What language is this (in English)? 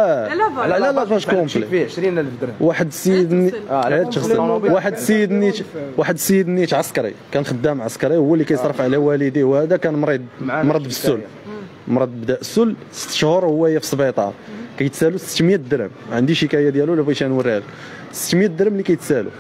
Arabic